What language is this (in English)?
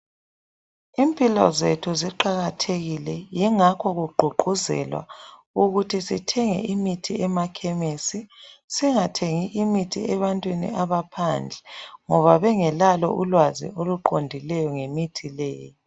North Ndebele